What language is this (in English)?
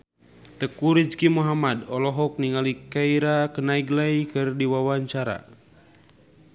Sundanese